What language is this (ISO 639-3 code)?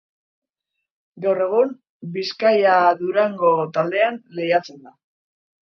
eus